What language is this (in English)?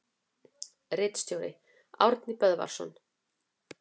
Icelandic